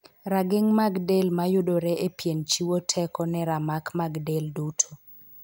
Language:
Luo (Kenya and Tanzania)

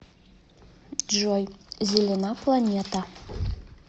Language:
Russian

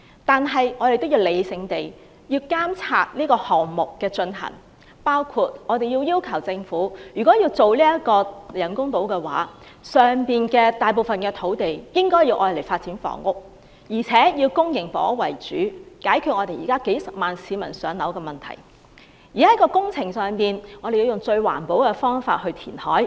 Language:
Cantonese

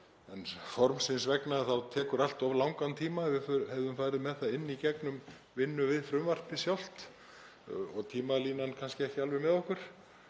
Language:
Icelandic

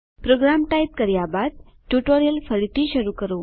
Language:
Gujarati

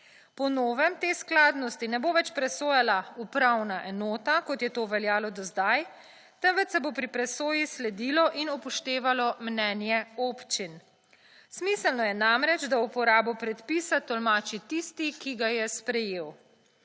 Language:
Slovenian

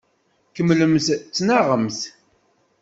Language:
Kabyle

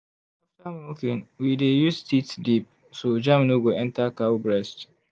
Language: Nigerian Pidgin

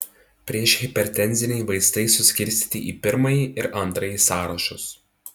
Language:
Lithuanian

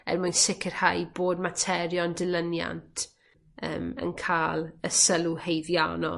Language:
Welsh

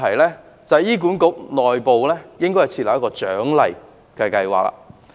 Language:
Cantonese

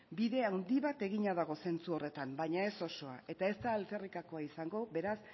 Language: Basque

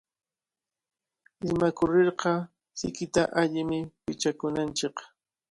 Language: Cajatambo North Lima Quechua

